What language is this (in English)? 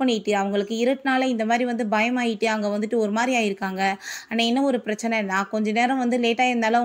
Tamil